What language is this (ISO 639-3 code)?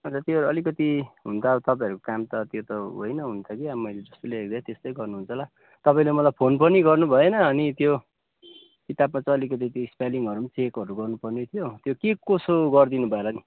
nep